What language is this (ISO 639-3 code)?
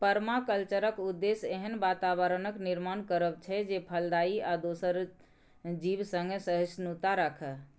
mai